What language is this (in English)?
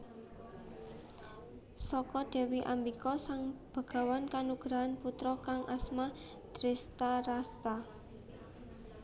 Javanese